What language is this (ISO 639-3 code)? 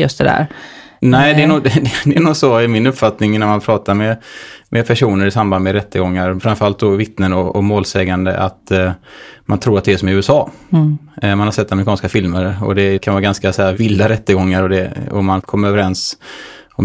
swe